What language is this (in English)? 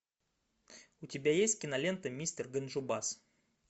Russian